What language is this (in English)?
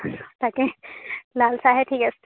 Assamese